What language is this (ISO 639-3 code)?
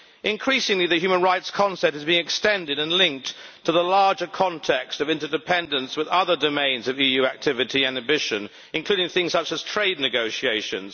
eng